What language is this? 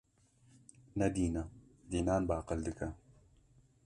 Kurdish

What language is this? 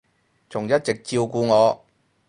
Cantonese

